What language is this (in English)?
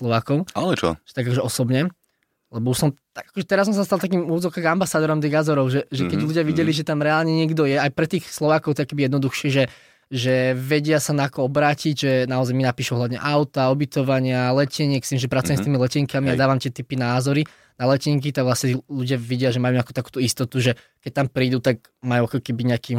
Slovak